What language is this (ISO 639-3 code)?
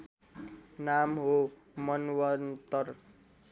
nep